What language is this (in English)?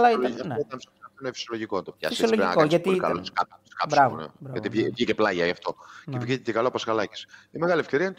Greek